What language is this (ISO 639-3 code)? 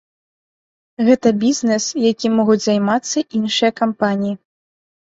bel